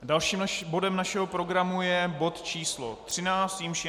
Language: Czech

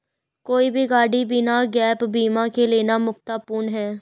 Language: Hindi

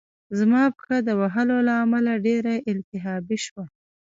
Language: Pashto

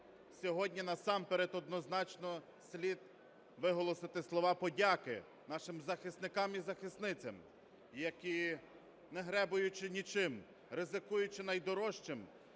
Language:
Ukrainian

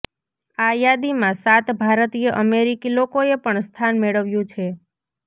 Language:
Gujarati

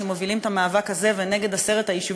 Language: Hebrew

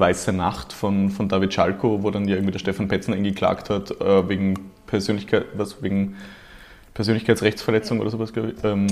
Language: German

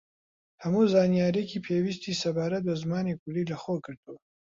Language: Central Kurdish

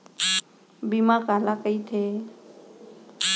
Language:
Chhattisgarhi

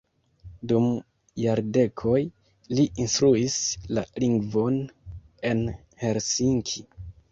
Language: Esperanto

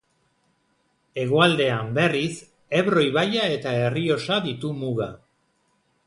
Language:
Basque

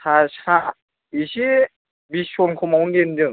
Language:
Bodo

